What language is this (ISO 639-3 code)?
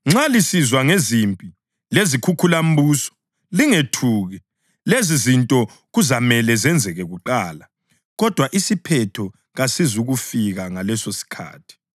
nde